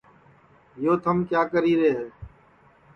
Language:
Sansi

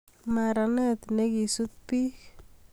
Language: Kalenjin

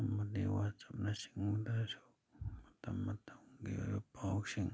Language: Manipuri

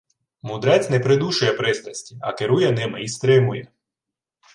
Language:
Ukrainian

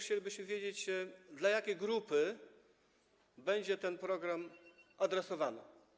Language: Polish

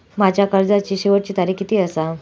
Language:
Marathi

